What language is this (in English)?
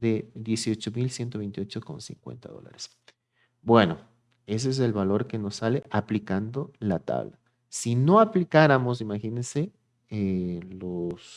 Spanish